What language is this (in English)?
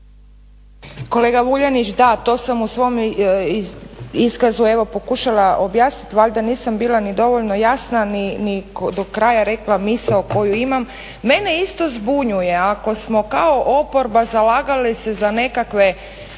Croatian